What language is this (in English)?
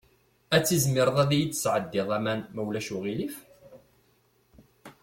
Kabyle